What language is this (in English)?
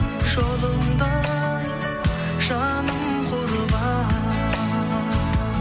Kazakh